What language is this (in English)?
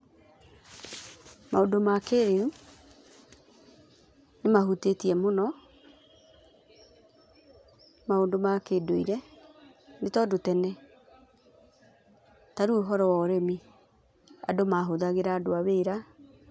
Kikuyu